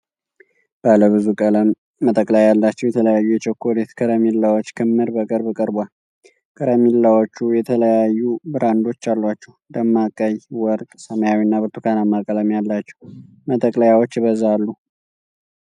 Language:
Amharic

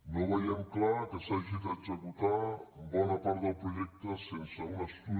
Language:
Catalan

